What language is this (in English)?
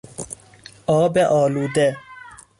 Persian